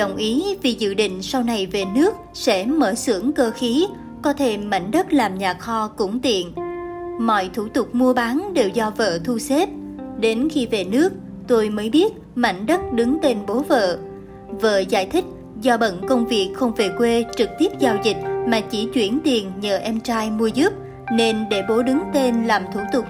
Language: Vietnamese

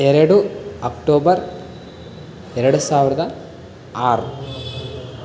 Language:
Kannada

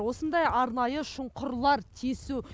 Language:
Kazakh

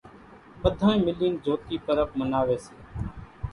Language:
Kachi Koli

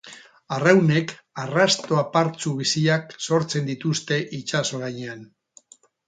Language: Basque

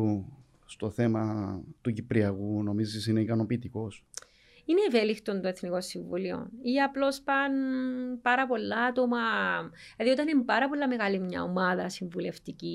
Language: Greek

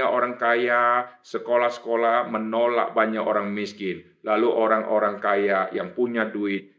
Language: Indonesian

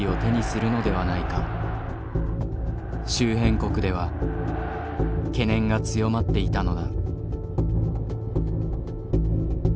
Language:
Japanese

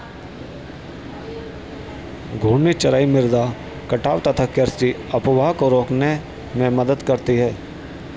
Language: Hindi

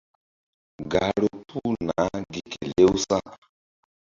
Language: Mbum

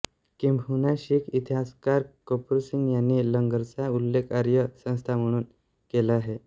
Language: Marathi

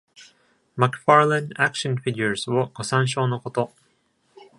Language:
Japanese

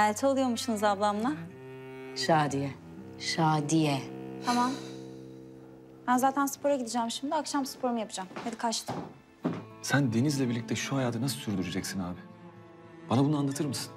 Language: Turkish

